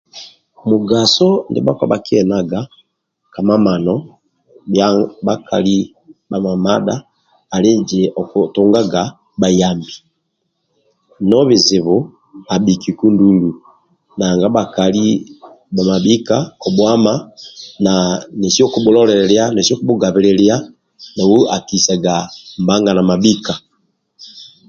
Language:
Amba (Uganda)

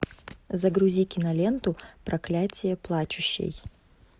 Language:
Russian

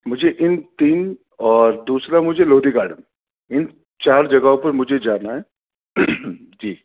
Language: Urdu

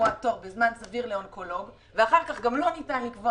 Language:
Hebrew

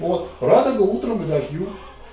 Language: Russian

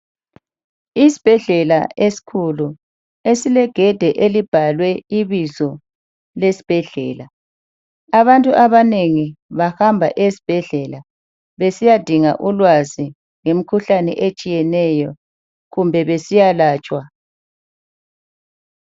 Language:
North Ndebele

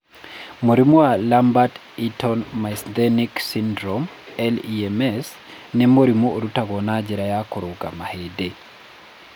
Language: Kikuyu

